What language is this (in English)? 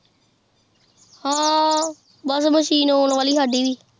Punjabi